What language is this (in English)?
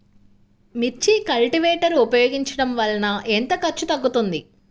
Telugu